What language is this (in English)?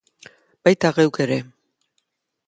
Basque